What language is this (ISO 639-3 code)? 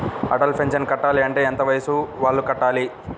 tel